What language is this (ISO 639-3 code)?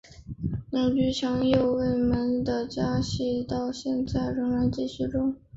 zho